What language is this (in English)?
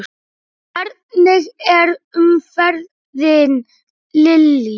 Icelandic